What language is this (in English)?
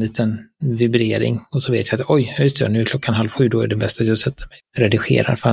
Swedish